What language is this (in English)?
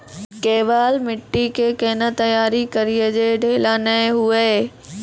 Maithili